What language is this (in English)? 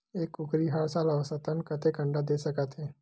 Chhattisgarhi